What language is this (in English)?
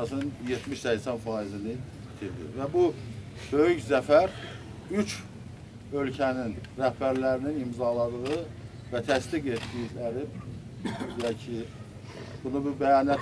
Turkish